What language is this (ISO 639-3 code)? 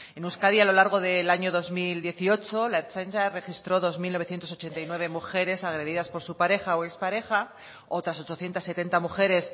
spa